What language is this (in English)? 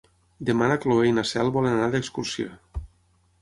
Catalan